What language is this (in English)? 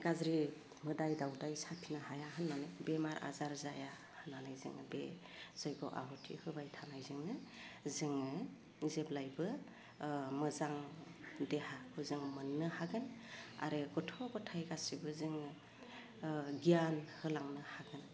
Bodo